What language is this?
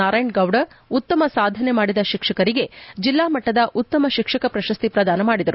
Kannada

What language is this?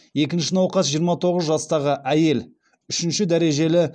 Kazakh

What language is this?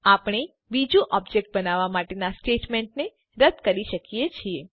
Gujarati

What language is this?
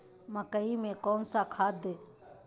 Magahi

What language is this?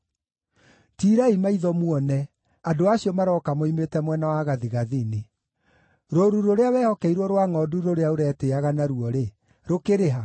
Kikuyu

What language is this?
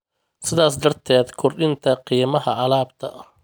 Somali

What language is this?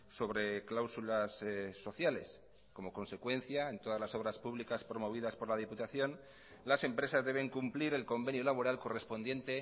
Spanish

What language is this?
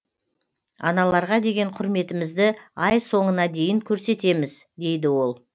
Kazakh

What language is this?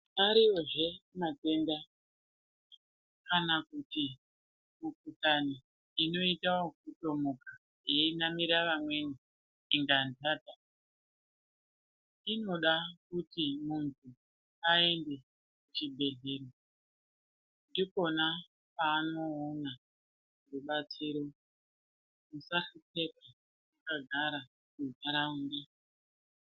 Ndau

